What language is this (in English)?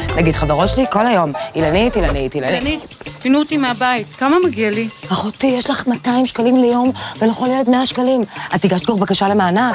Hebrew